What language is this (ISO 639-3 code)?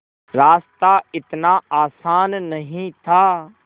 hin